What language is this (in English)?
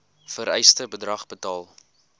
Afrikaans